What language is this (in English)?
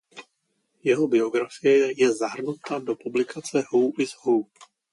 Czech